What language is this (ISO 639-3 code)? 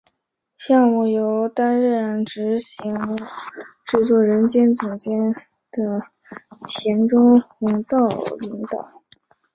zho